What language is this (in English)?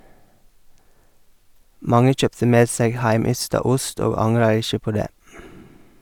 Norwegian